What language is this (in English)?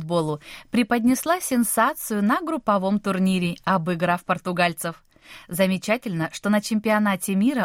Russian